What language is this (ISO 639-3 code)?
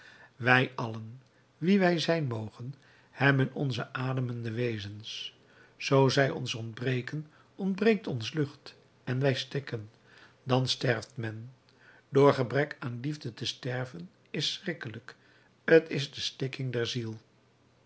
nld